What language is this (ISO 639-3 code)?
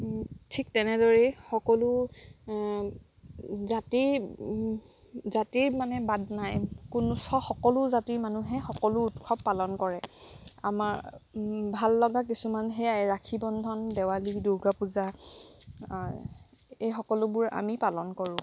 asm